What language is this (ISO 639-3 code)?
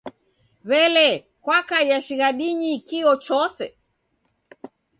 dav